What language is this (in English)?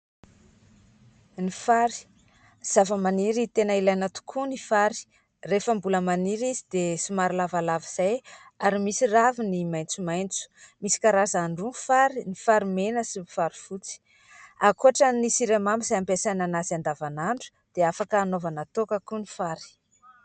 Malagasy